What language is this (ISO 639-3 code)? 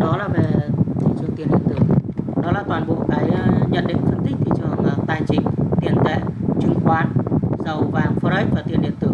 vie